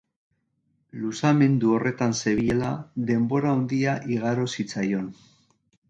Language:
Basque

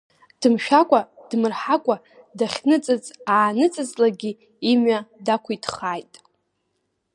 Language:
Abkhazian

